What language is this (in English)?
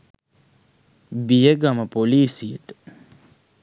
Sinhala